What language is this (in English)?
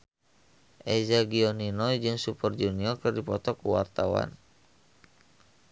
Sundanese